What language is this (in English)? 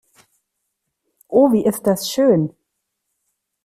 German